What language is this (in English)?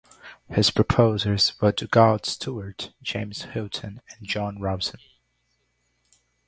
English